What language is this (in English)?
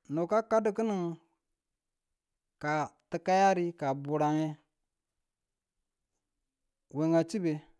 Tula